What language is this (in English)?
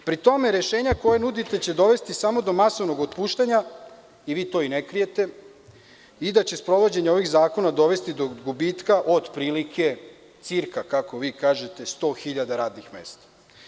Serbian